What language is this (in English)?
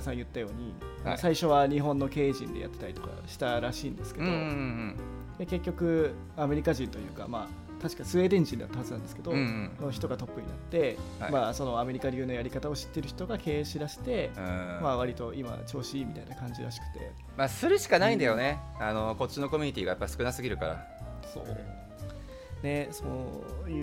Japanese